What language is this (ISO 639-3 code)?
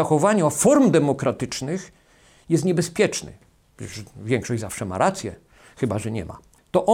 pol